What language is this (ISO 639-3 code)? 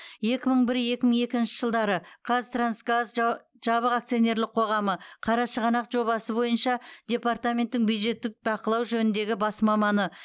kaz